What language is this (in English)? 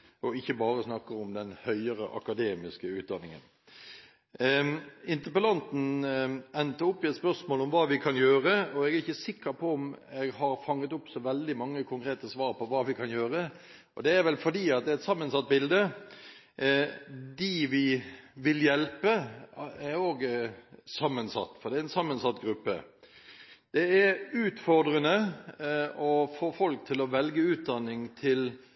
Norwegian Bokmål